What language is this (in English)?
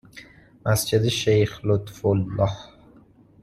Persian